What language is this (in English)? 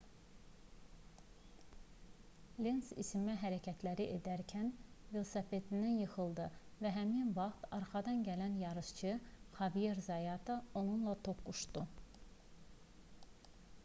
Azerbaijani